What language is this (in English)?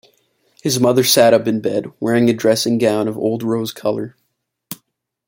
English